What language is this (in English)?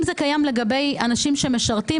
Hebrew